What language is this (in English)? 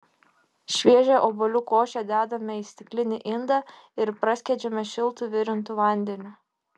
Lithuanian